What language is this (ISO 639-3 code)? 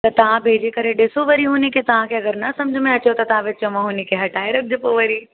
snd